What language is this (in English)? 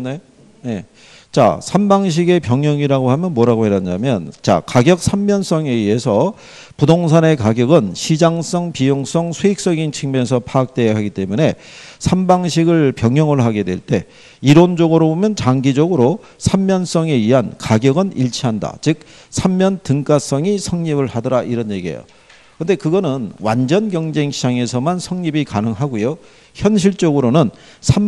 Korean